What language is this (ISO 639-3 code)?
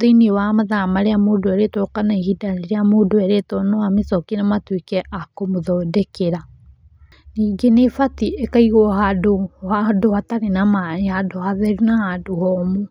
kik